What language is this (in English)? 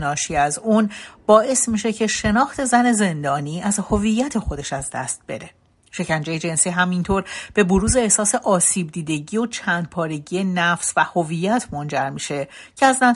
Persian